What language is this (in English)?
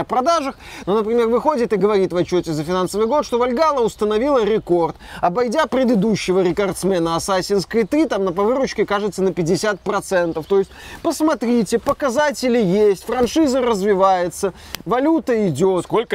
Russian